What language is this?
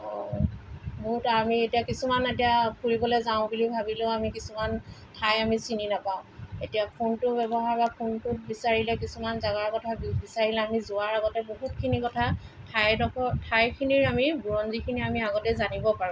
Assamese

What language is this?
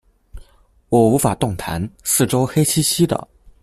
Chinese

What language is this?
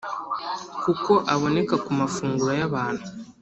Kinyarwanda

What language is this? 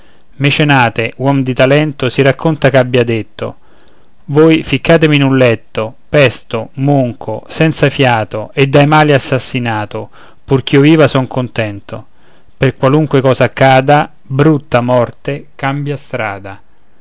Italian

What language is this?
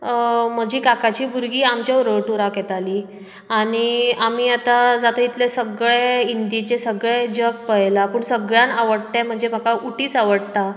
Konkani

